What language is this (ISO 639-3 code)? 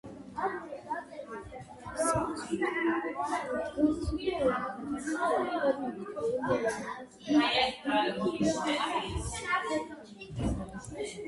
kat